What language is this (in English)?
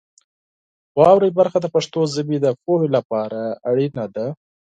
Pashto